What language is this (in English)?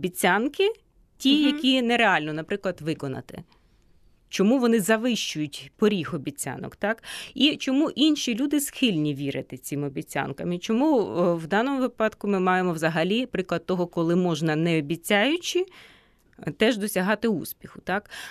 Ukrainian